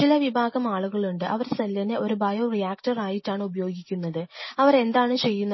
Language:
Malayalam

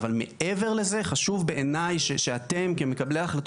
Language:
Hebrew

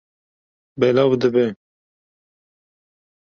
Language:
Kurdish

